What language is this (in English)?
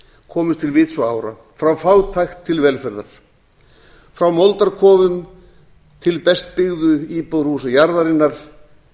Icelandic